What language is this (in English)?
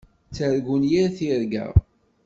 Kabyle